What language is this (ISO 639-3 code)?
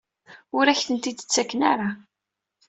kab